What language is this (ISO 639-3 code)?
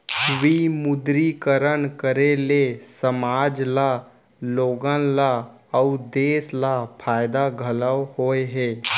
hne